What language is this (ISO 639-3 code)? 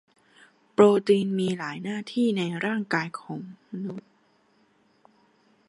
tha